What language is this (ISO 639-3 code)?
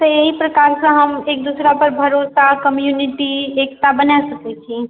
mai